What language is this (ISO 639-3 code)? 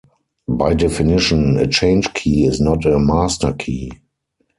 eng